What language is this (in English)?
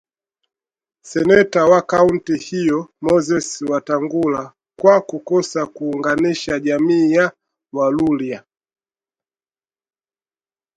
Swahili